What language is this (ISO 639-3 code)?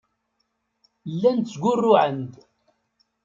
kab